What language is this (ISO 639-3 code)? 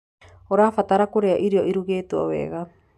kik